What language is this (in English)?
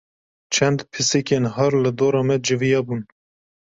Kurdish